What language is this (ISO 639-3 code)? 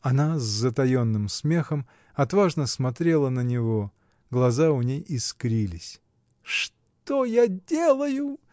rus